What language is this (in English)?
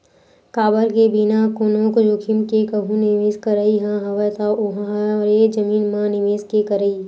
Chhattisgarhi